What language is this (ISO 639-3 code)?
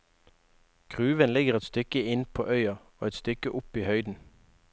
nor